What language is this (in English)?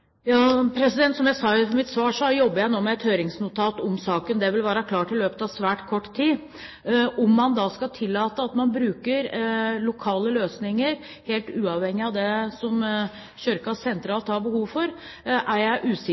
Norwegian Bokmål